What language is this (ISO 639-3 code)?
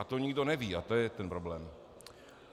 ces